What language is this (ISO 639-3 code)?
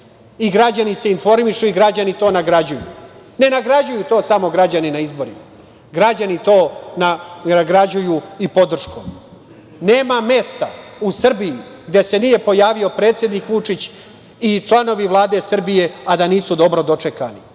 srp